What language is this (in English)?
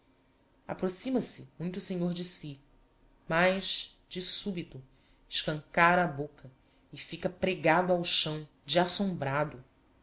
Portuguese